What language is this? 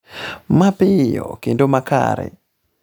Luo (Kenya and Tanzania)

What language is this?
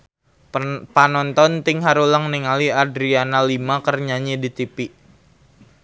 Sundanese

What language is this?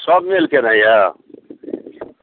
Maithili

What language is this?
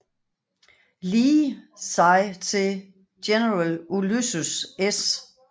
Danish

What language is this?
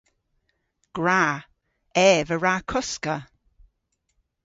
Cornish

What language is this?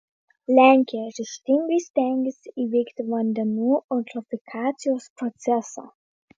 Lithuanian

